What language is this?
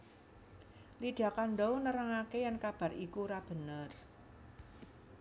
Javanese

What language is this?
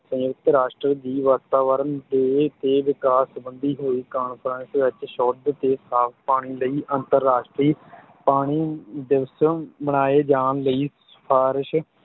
Punjabi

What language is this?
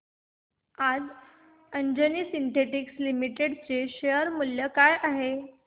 Marathi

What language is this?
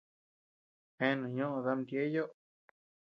Tepeuxila Cuicatec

